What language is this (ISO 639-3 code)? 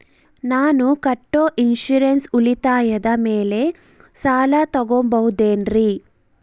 kan